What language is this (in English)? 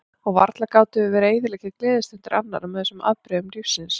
Icelandic